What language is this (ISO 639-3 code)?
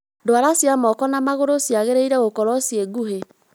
kik